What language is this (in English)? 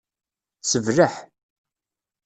Kabyle